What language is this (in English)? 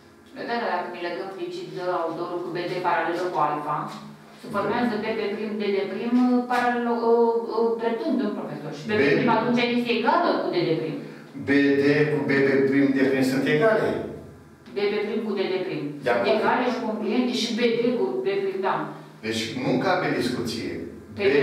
Romanian